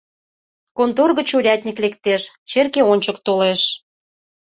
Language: Mari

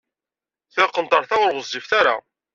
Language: Kabyle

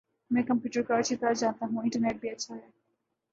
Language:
Urdu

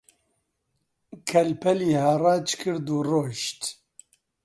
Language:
Central Kurdish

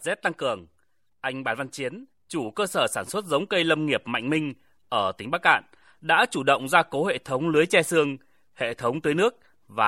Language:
Vietnamese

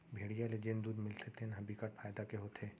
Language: Chhattisgarhi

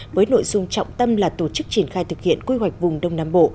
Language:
Vietnamese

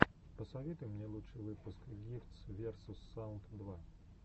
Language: Russian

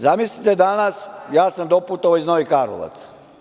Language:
Serbian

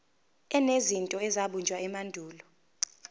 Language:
Zulu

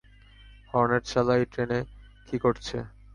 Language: Bangla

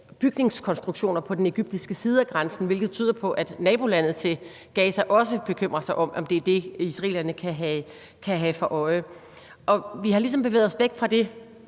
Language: Danish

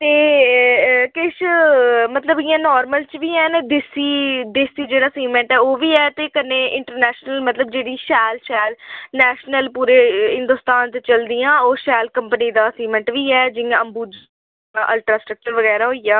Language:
Dogri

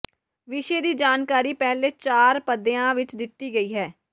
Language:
Punjabi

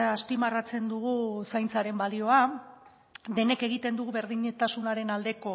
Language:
Basque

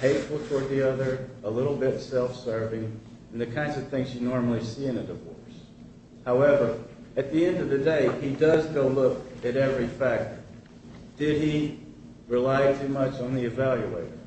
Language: English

